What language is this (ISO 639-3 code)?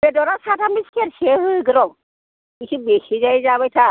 brx